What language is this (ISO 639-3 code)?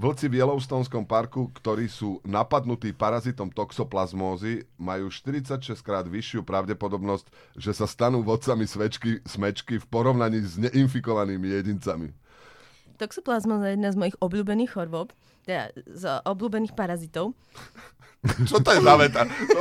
slk